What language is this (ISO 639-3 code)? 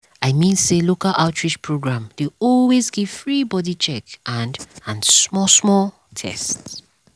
pcm